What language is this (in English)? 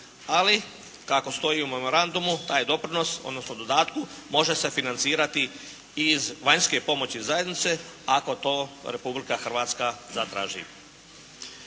Croatian